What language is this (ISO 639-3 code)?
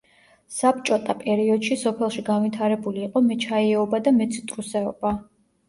kat